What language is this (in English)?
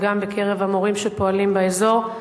Hebrew